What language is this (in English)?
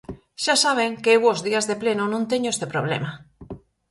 Galician